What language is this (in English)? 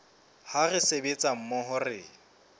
Southern Sotho